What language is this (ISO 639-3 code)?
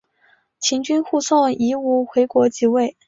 zho